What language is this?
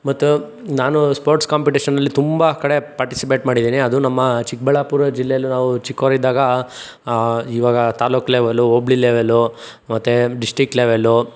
Kannada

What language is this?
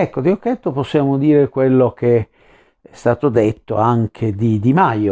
Italian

